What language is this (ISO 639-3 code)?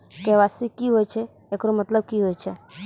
mai